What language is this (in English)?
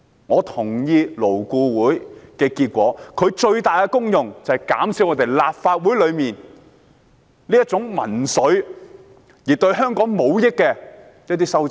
Cantonese